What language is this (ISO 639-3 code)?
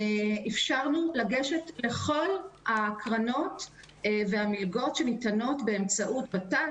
heb